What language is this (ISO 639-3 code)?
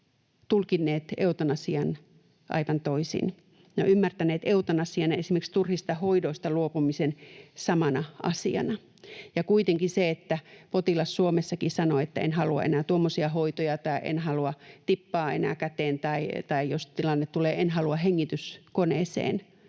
fin